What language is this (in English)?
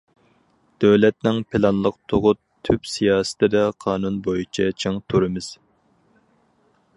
Uyghur